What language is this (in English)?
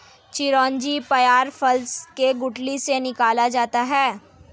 Hindi